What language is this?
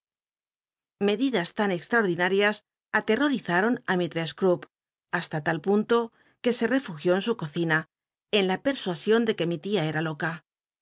Spanish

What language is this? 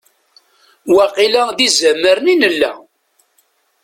Kabyle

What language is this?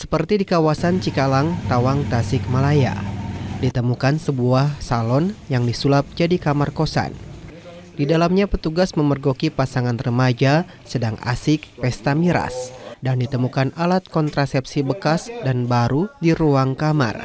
Indonesian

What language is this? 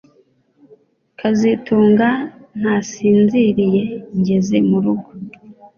Kinyarwanda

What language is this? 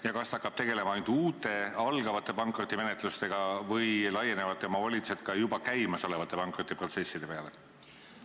Estonian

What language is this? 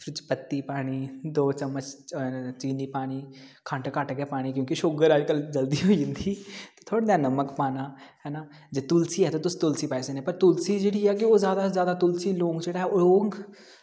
Dogri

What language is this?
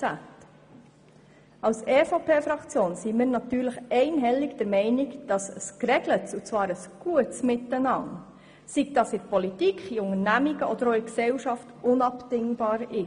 Swiss German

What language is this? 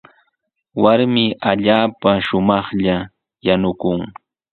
Sihuas Ancash Quechua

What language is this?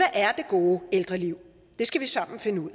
Danish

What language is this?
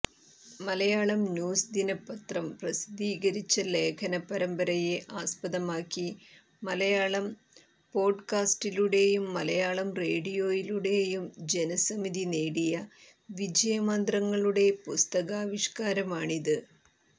Malayalam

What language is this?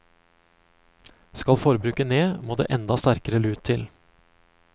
Norwegian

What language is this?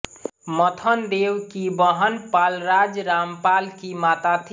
Hindi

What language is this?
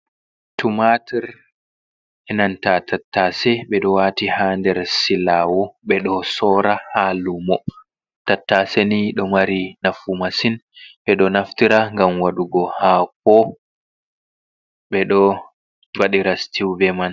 Fula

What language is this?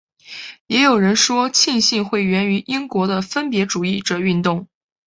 Chinese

